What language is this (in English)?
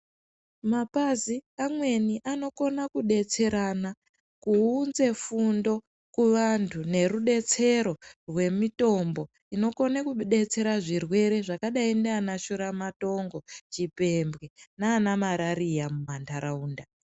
Ndau